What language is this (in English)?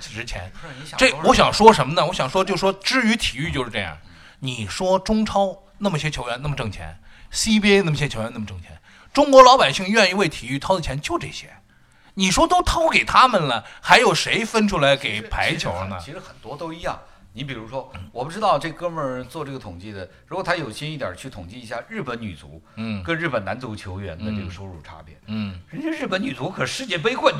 Chinese